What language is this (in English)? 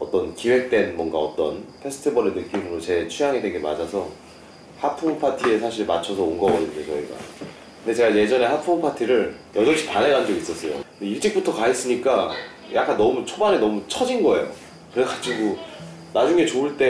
Korean